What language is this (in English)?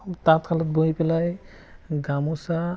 Assamese